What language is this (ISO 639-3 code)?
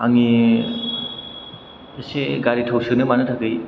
brx